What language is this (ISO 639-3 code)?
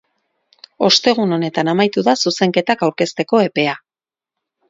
eus